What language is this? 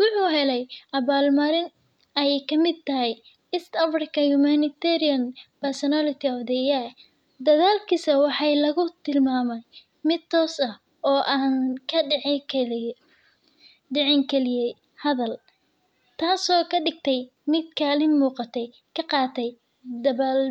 Somali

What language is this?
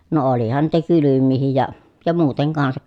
Finnish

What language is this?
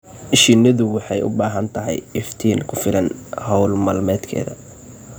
Somali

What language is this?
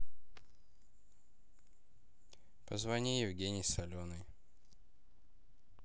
Russian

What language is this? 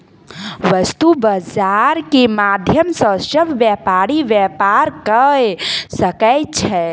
Maithili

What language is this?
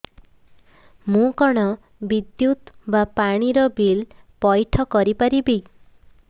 Odia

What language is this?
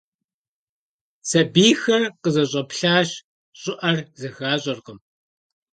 Kabardian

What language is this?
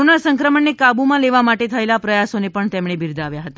Gujarati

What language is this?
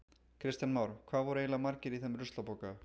Icelandic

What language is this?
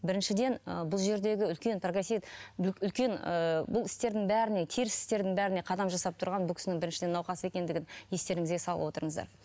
Kazakh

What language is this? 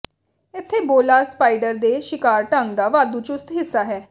Punjabi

